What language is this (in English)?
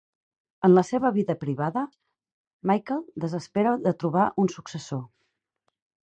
Catalan